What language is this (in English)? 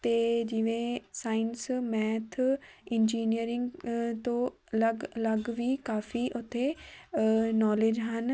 Punjabi